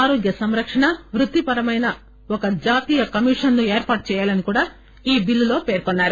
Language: Telugu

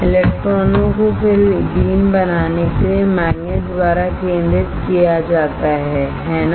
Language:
Hindi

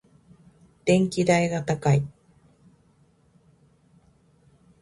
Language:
Japanese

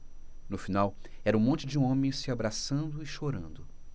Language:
Portuguese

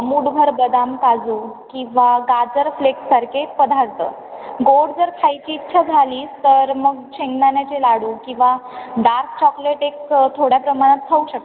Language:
Marathi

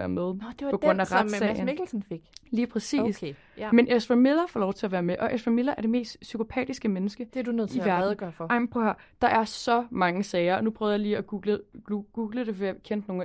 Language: Danish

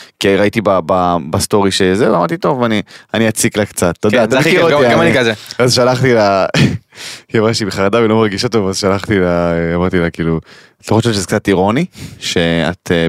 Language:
Hebrew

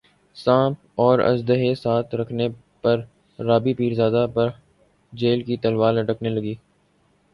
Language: Urdu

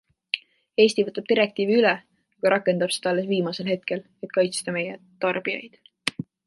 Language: Estonian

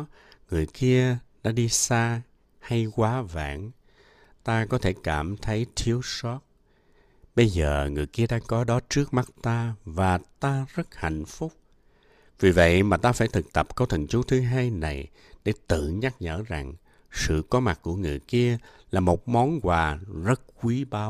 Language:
Vietnamese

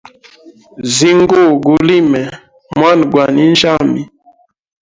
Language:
Hemba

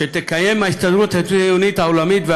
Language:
Hebrew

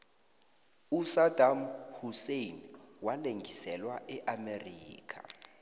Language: South Ndebele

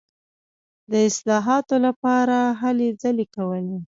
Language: Pashto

